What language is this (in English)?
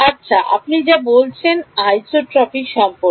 Bangla